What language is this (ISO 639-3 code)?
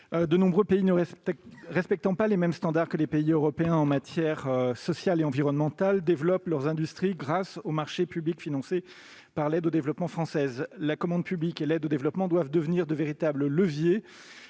fra